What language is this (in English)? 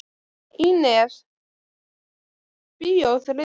Icelandic